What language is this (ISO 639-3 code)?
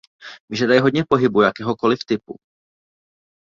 ces